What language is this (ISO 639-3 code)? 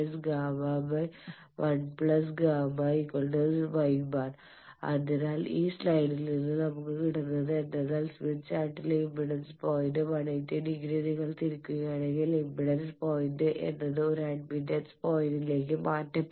mal